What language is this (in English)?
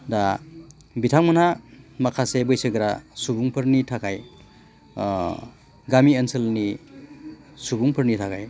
Bodo